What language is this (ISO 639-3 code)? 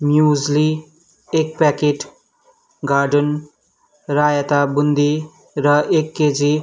nep